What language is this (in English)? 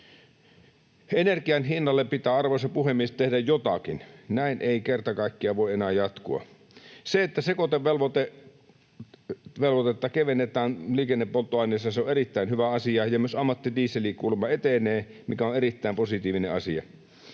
Finnish